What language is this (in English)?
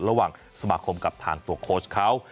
Thai